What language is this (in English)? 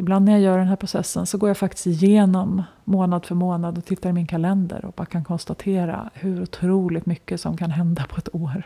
Swedish